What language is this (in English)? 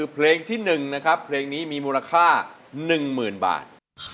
Thai